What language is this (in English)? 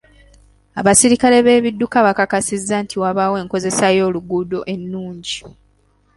Ganda